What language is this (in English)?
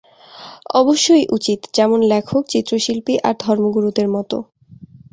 Bangla